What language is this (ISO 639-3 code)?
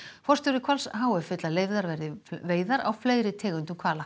isl